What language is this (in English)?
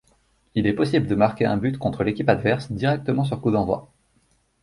French